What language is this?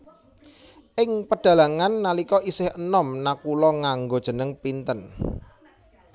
Javanese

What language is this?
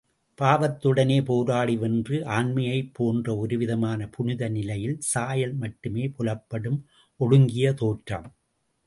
Tamil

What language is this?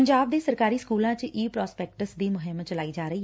Punjabi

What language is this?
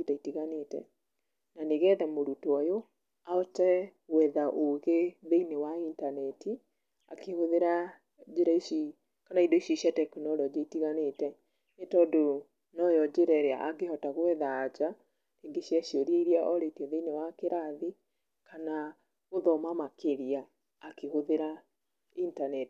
Kikuyu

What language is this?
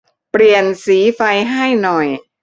Thai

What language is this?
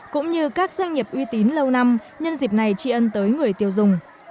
Vietnamese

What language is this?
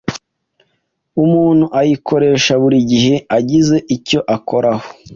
Kinyarwanda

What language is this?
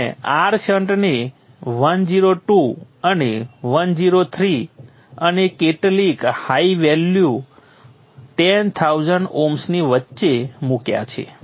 Gujarati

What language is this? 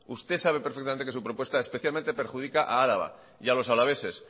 Spanish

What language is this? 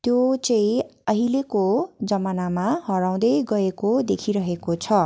Nepali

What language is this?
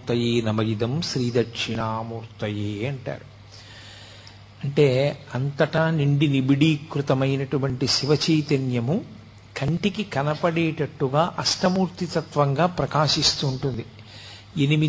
Telugu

